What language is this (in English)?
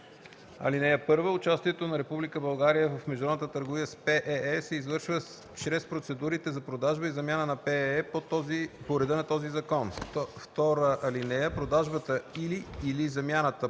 Bulgarian